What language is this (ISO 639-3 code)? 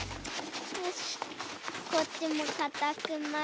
jpn